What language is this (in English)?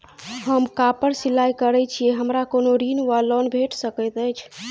Maithili